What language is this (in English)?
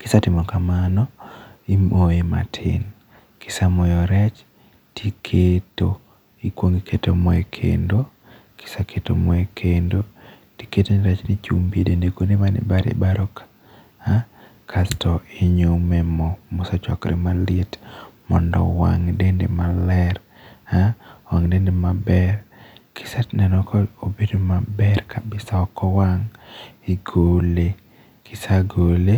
Luo (Kenya and Tanzania)